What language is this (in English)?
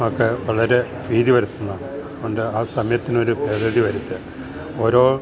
Malayalam